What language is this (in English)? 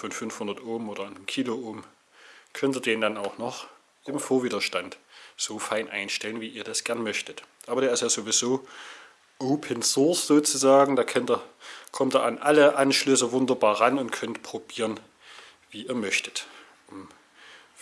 German